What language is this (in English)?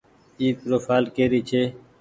Goaria